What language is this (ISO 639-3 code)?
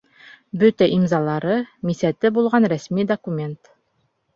bak